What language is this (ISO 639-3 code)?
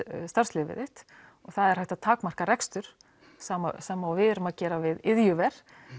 isl